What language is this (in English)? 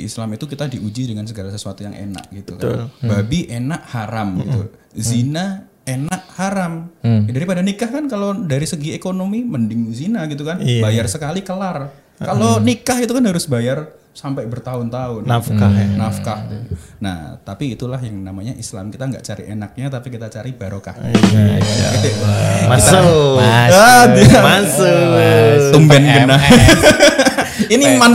Indonesian